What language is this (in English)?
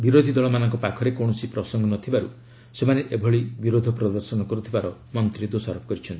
Odia